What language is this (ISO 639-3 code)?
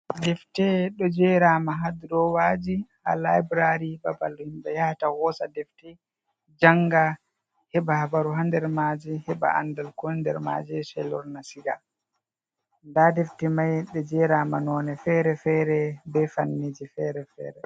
ful